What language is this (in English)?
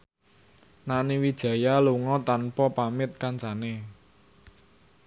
Javanese